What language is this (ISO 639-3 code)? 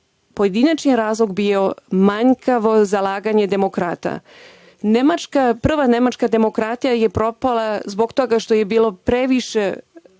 srp